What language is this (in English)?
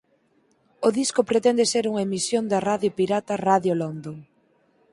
Galician